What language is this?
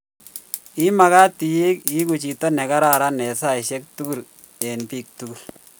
Kalenjin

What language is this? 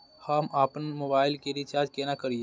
Maithili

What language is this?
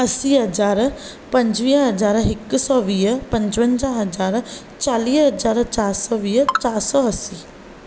Sindhi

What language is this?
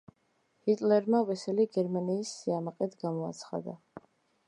Georgian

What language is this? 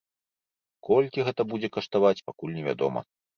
Belarusian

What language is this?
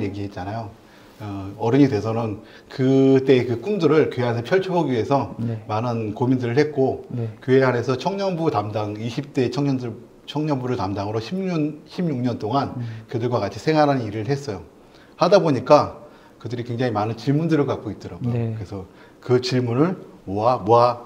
Korean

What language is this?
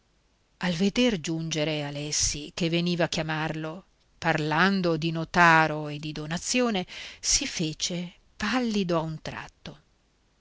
Italian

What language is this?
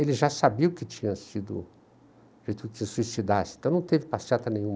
Portuguese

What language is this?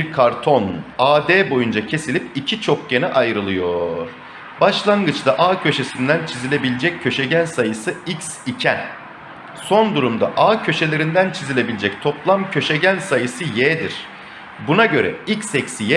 Turkish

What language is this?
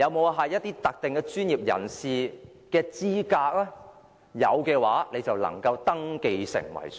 Cantonese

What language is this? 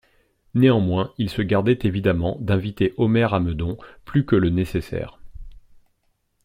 French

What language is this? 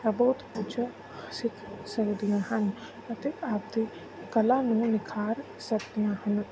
Punjabi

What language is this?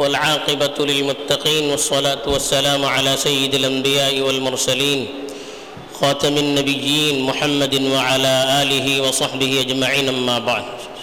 Urdu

